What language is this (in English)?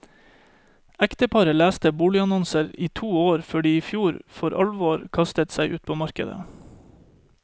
Norwegian